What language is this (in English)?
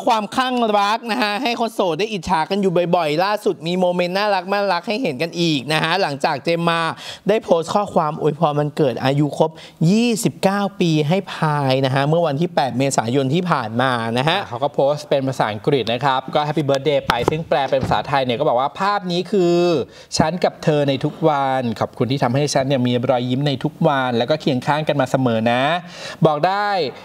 Thai